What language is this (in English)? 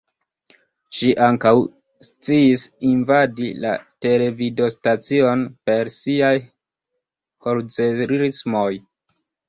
Esperanto